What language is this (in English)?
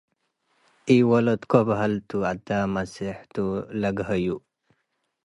Tigre